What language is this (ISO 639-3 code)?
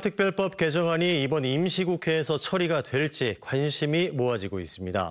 kor